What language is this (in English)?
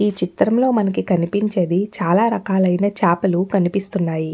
Telugu